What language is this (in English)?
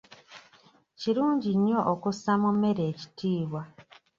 Ganda